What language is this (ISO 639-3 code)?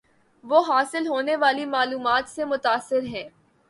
urd